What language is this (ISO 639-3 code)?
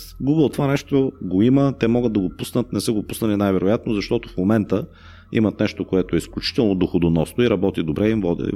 bul